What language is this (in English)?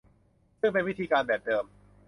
Thai